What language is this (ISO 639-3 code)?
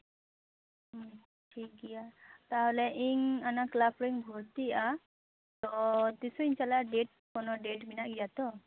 sat